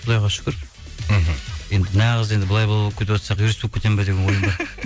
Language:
Kazakh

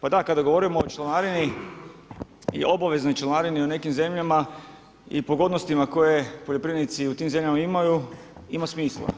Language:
Croatian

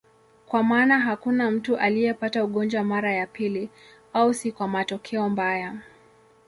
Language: Swahili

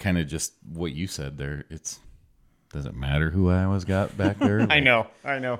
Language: English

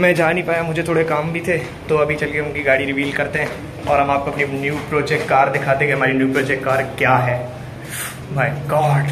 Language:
Hindi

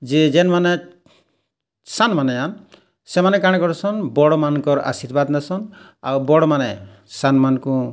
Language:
Odia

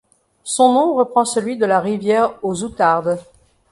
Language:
French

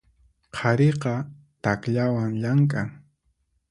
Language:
Puno Quechua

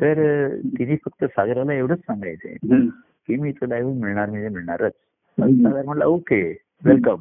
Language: Marathi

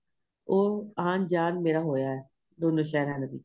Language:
Punjabi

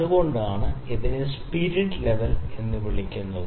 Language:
Malayalam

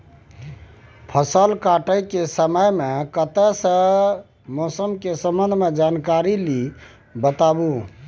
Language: Maithili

